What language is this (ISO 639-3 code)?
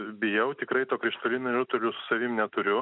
lit